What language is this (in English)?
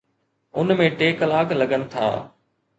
Sindhi